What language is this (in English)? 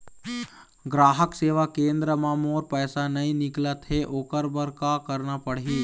Chhattisgarhi